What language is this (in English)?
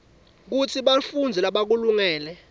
Swati